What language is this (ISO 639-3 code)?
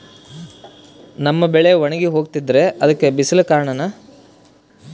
kan